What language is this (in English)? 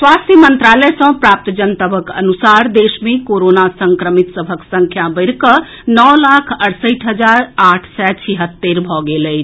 Maithili